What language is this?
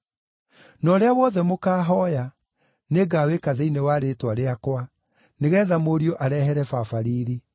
Kikuyu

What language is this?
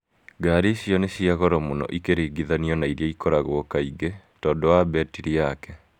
Kikuyu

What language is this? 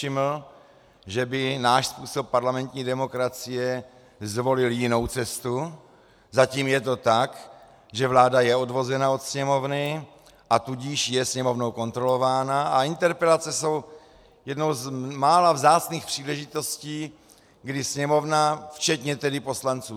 Czech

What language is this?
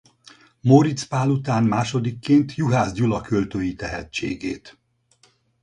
Hungarian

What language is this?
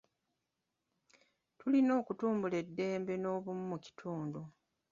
Ganda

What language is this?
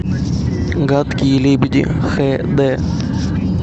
Russian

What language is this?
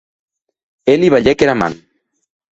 Occitan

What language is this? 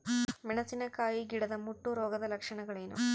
Kannada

